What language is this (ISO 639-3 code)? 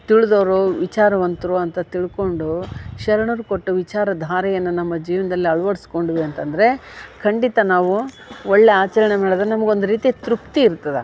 kan